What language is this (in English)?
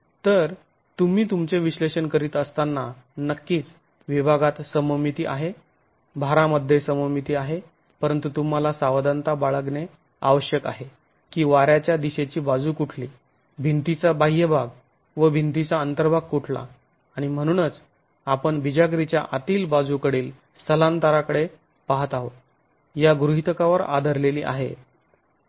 Marathi